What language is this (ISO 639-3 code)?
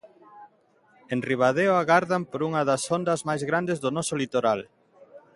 glg